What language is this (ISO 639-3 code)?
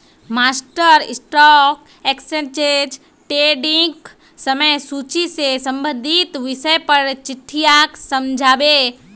mag